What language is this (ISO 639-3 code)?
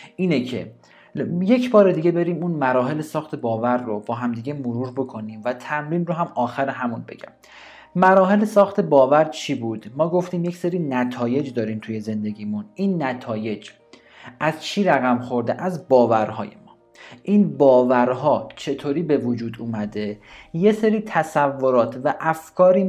fas